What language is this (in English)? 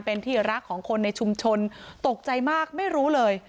Thai